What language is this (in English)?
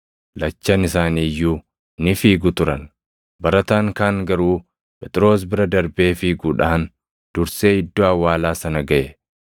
Oromo